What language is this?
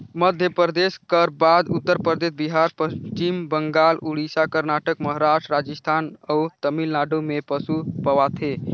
Chhattisgarhi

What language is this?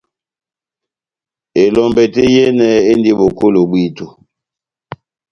Batanga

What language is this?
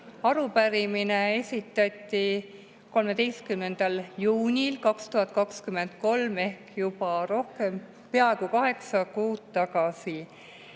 Estonian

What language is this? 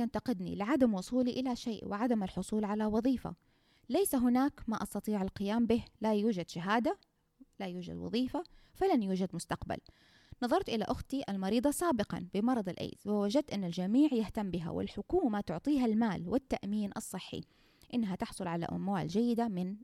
Arabic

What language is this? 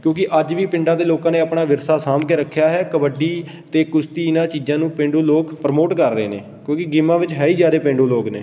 Punjabi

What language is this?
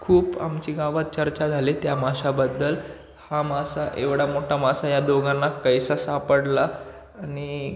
Marathi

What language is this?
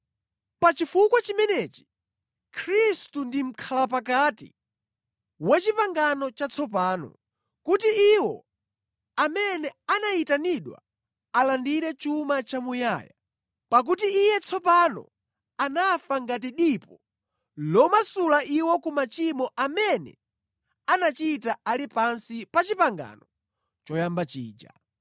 Nyanja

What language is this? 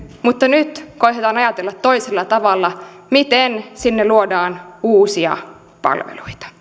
Finnish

